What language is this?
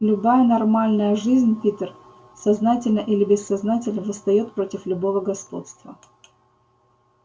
Russian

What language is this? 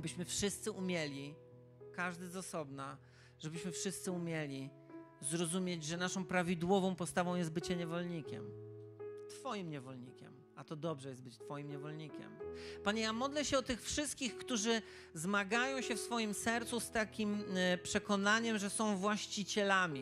Polish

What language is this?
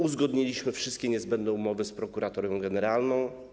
Polish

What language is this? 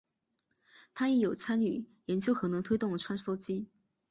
Chinese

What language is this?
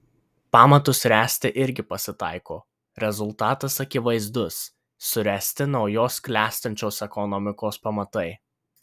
Lithuanian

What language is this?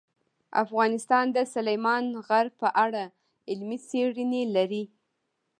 Pashto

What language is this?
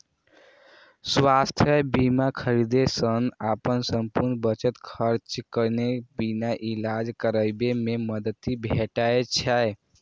Maithili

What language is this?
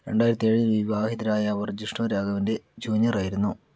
Malayalam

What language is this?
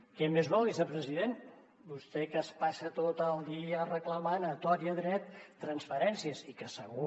Catalan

